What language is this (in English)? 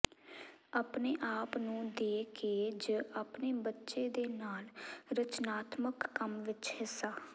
Punjabi